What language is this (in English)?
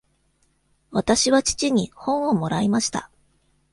Japanese